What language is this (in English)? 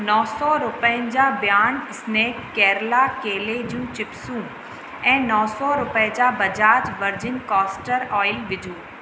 Sindhi